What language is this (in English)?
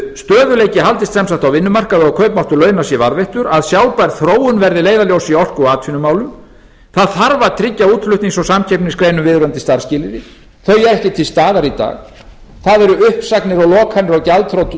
Icelandic